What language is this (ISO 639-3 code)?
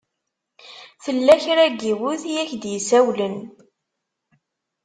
kab